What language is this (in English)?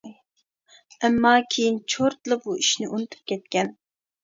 Uyghur